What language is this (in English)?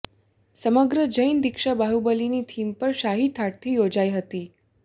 Gujarati